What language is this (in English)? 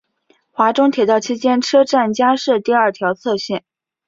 Chinese